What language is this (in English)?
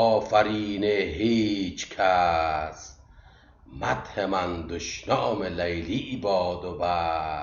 Persian